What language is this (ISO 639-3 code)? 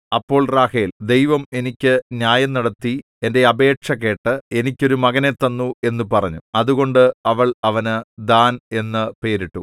mal